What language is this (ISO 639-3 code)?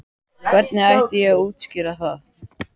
isl